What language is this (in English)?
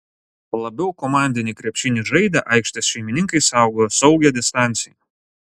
Lithuanian